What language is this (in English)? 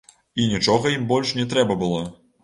Belarusian